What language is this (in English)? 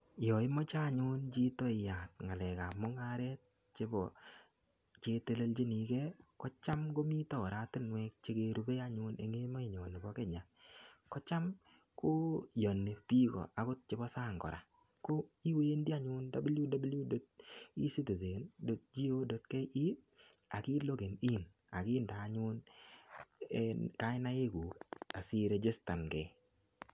Kalenjin